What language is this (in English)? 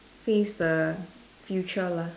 English